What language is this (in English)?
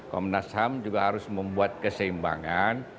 Indonesian